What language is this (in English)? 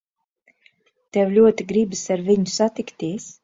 Latvian